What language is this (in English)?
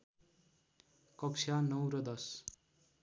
Nepali